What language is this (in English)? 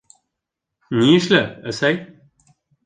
Bashkir